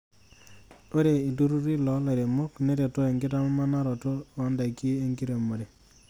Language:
Masai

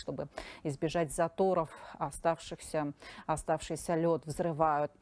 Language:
Russian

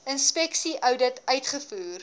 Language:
Afrikaans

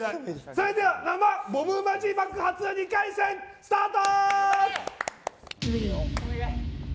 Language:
Japanese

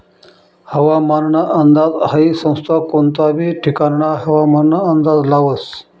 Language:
Marathi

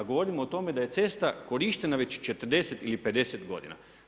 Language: Croatian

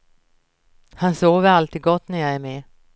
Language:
Swedish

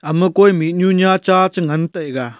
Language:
Wancho Naga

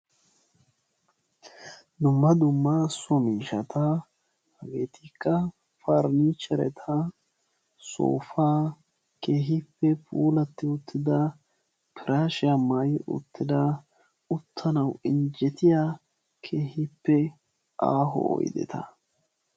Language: Wolaytta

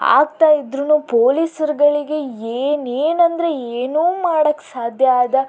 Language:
Kannada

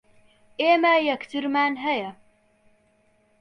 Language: Central Kurdish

